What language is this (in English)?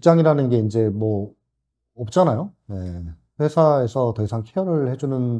Korean